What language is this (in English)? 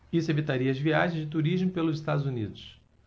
Portuguese